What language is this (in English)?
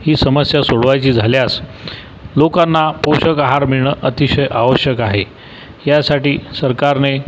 Marathi